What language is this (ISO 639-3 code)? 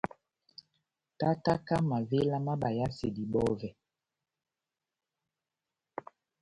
bnm